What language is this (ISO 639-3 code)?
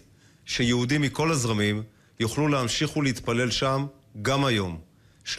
heb